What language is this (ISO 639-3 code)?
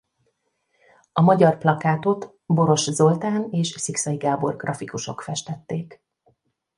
hun